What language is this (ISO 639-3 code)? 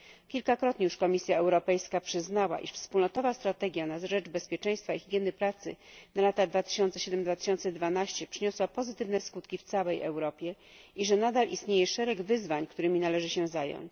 pol